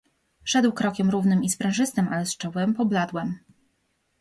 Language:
Polish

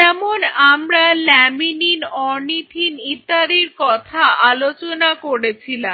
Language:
Bangla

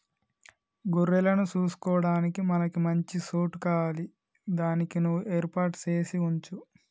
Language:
Telugu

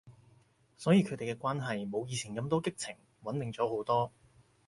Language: Cantonese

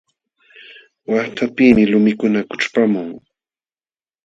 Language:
Jauja Wanca Quechua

